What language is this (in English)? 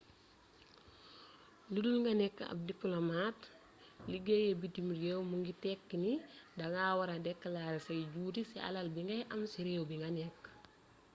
Wolof